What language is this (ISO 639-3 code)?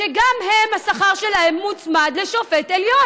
heb